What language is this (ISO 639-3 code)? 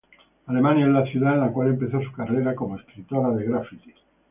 spa